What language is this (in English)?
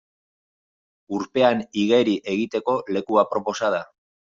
Basque